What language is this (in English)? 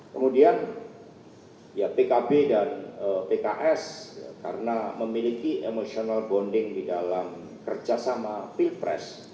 Indonesian